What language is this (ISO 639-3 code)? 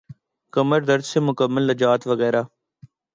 urd